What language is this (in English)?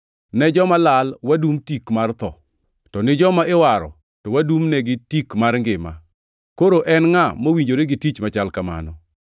Luo (Kenya and Tanzania)